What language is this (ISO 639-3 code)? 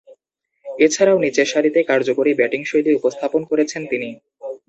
ben